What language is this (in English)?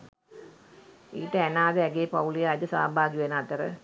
Sinhala